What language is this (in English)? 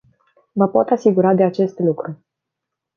Romanian